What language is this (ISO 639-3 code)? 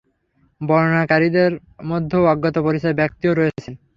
ben